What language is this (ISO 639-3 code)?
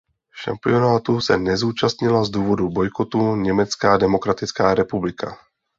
ces